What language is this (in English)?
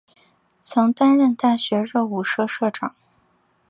Chinese